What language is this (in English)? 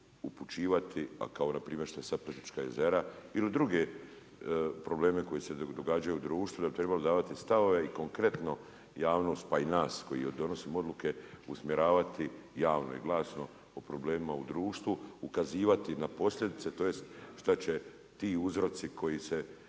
Croatian